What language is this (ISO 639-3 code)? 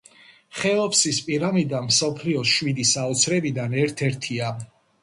kat